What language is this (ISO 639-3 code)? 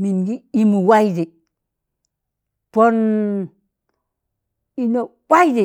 tan